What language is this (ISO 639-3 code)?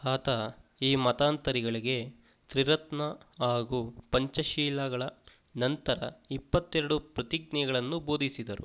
kan